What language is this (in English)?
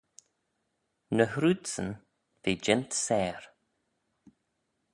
Manx